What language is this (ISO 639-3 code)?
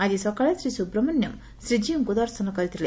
ori